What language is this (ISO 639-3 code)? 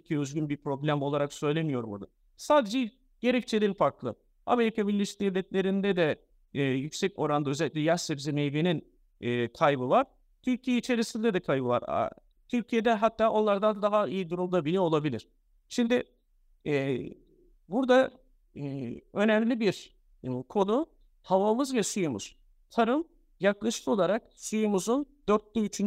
tur